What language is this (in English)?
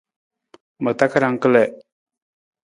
Nawdm